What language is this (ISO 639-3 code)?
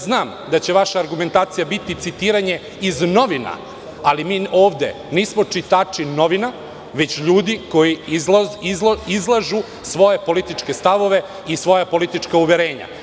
srp